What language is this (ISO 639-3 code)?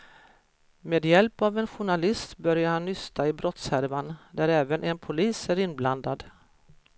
swe